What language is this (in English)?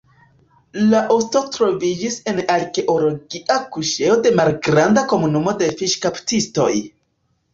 Esperanto